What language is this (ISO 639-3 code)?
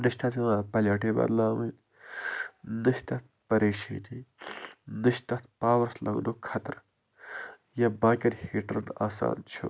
kas